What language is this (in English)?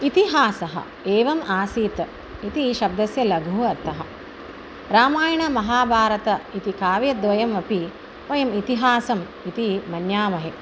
Sanskrit